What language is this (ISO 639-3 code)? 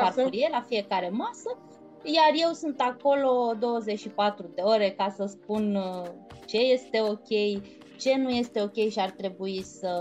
ron